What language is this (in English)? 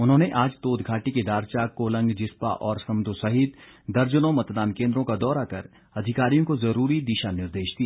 Hindi